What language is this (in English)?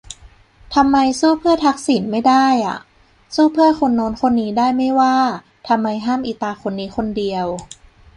Thai